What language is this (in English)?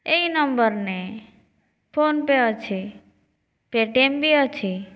Odia